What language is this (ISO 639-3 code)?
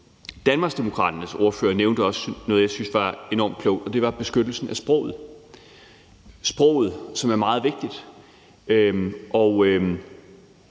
dan